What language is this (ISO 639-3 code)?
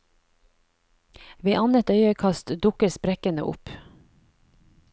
nor